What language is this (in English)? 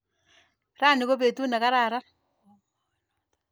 Kalenjin